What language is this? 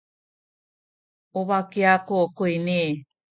Sakizaya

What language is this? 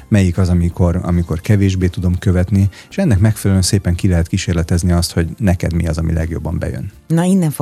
Hungarian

